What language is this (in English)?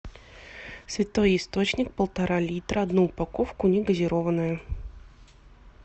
Russian